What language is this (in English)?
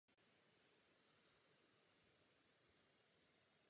Czech